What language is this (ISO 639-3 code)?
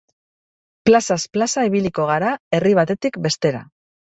eus